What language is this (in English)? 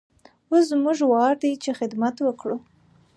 Pashto